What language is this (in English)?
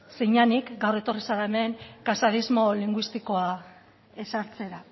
Basque